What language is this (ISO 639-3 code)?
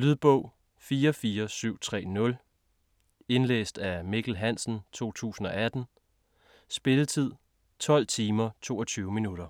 dan